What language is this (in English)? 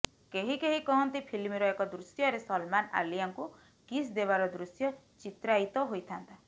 Odia